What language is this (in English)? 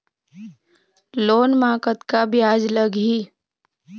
Chhattisgarhi